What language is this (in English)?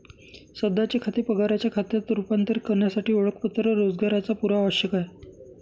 Marathi